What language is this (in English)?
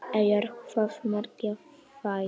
Icelandic